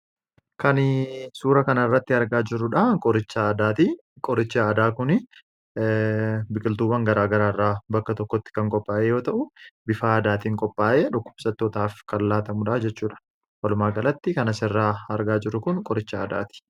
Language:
Oromo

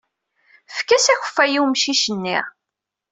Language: Kabyle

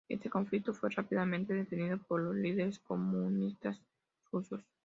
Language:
Spanish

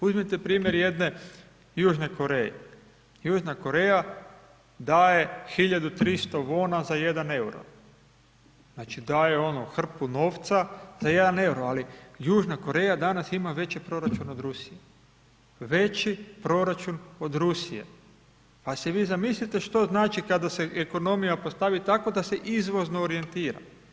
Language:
Croatian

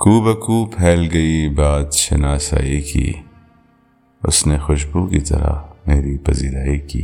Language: Urdu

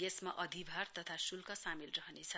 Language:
Nepali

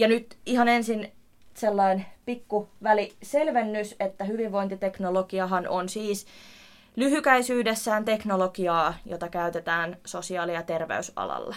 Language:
Finnish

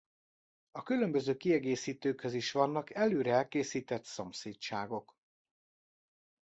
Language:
Hungarian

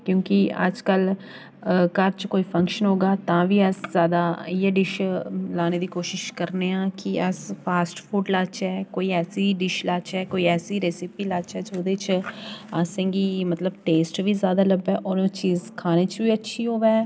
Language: Dogri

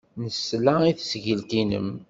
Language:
Kabyle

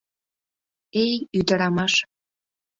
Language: Mari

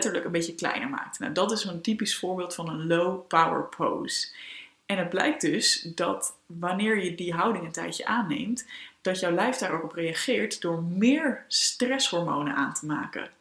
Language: Dutch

